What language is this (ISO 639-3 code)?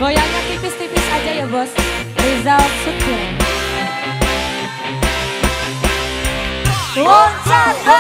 ron